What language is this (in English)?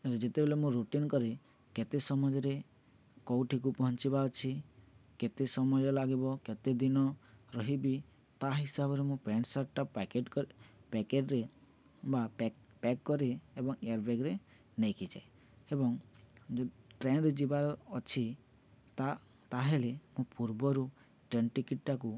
Odia